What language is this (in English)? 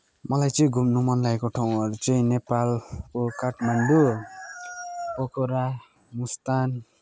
Nepali